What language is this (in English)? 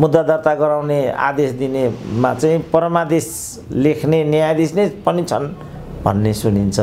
Romanian